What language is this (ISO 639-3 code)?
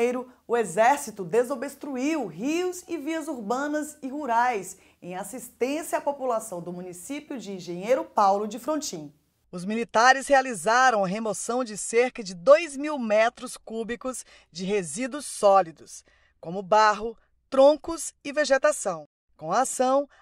por